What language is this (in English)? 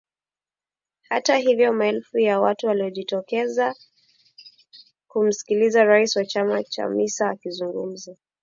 Swahili